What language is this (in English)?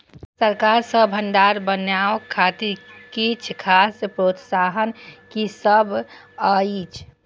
Maithili